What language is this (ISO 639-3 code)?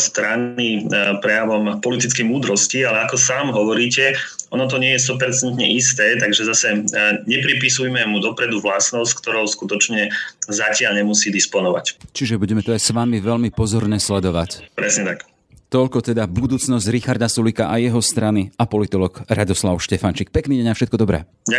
slk